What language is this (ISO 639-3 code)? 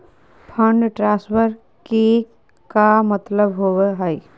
mag